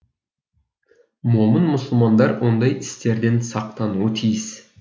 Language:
Kazakh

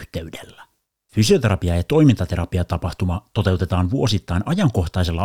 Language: Finnish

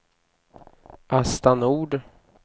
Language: Swedish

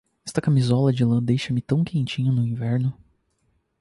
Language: Portuguese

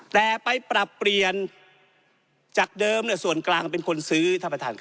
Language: Thai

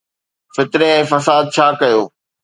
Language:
Sindhi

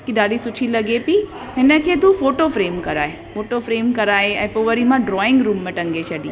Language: Sindhi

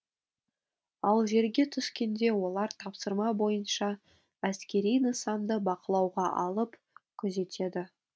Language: Kazakh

